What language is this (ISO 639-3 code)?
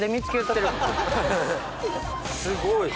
jpn